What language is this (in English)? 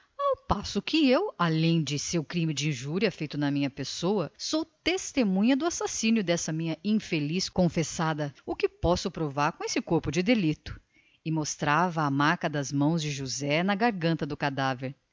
Portuguese